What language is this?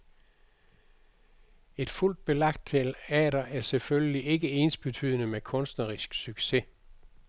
Danish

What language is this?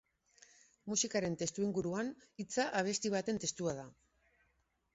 Basque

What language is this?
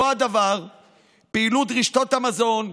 Hebrew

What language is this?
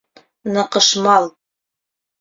Bashkir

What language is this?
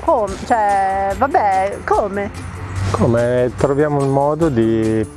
Italian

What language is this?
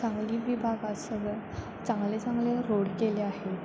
Marathi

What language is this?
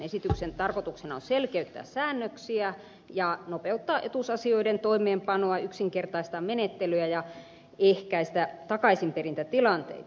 Finnish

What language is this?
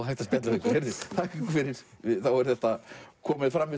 Icelandic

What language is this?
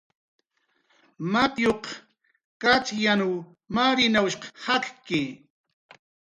Jaqaru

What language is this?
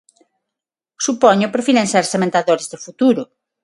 Galician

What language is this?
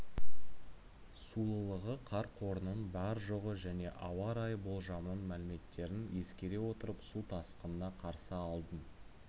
Kazakh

